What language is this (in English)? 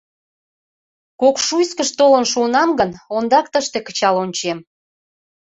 Mari